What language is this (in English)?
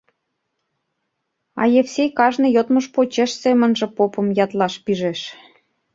Mari